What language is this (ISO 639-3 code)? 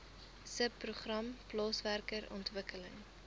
afr